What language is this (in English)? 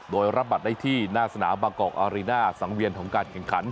Thai